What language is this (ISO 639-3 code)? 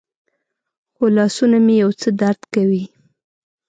pus